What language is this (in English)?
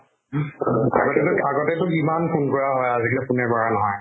Assamese